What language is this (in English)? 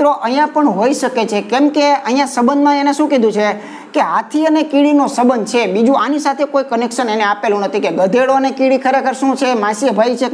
Indonesian